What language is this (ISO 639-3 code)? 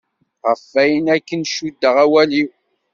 kab